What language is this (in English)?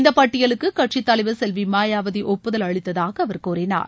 Tamil